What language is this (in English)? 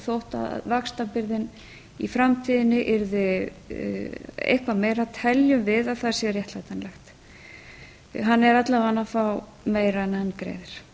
Icelandic